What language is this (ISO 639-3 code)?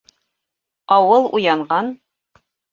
bak